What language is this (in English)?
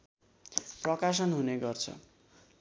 Nepali